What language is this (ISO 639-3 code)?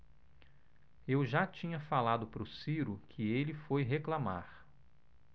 por